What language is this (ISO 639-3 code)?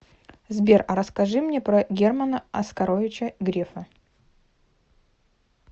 rus